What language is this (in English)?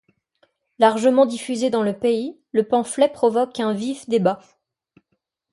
French